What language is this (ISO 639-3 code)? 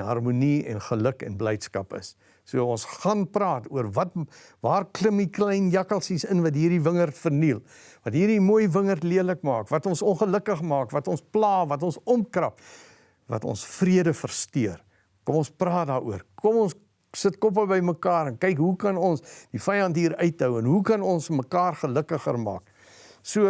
nld